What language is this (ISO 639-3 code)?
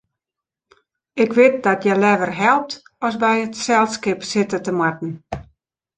fry